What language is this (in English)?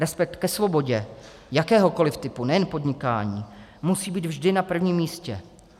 Czech